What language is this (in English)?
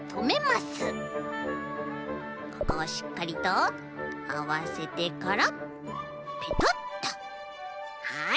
Japanese